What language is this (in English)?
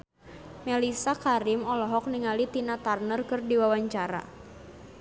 Sundanese